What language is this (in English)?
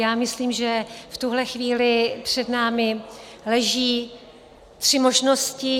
Czech